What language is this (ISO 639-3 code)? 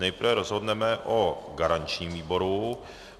ces